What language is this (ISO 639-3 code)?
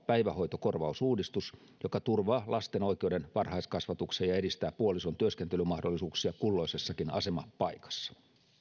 fin